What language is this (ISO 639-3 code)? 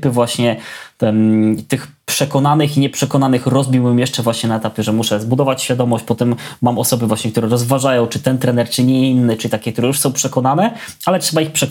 pol